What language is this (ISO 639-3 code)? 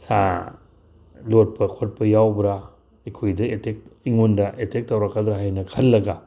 mni